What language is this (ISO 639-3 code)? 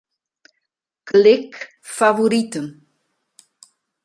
fry